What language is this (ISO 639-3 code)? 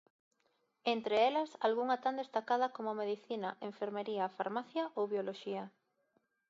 glg